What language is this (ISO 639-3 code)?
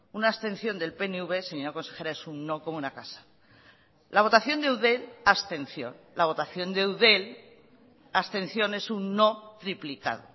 spa